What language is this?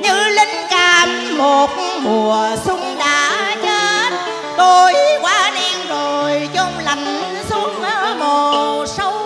Vietnamese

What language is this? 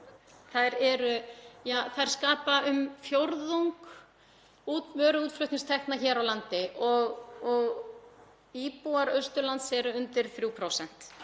Icelandic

